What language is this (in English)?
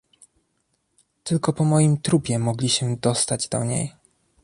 Polish